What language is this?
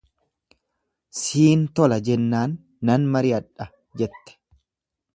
Oromo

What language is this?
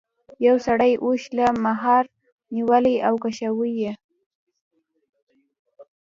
Pashto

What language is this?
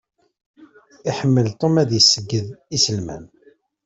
Kabyle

